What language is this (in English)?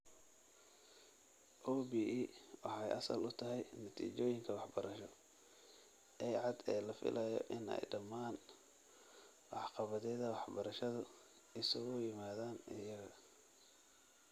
Somali